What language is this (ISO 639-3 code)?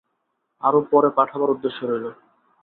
ben